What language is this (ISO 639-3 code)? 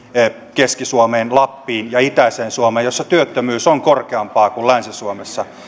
fin